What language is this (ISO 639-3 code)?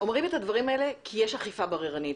heb